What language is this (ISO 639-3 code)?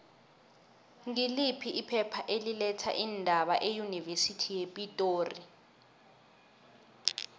nbl